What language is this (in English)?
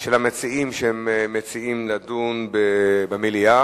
Hebrew